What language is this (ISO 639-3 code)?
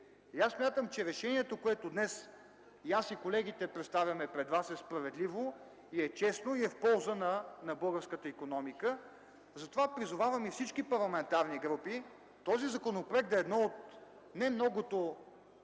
bul